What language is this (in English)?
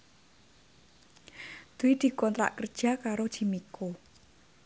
Javanese